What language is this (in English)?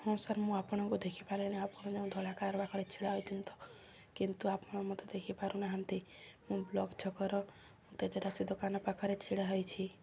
Odia